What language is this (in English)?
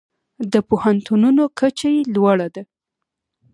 Pashto